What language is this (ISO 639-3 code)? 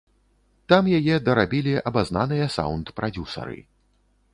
bel